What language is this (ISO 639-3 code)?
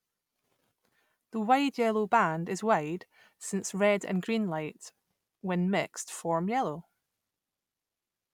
eng